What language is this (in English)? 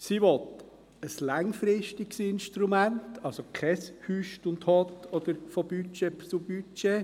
Swiss German